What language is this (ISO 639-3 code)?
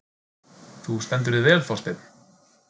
isl